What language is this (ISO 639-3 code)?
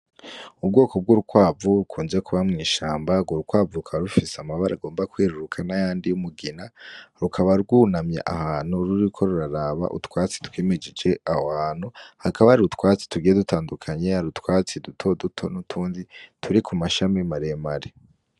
run